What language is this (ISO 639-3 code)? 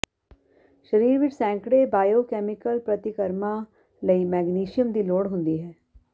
pan